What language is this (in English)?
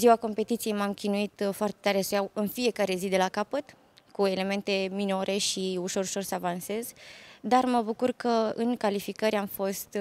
Romanian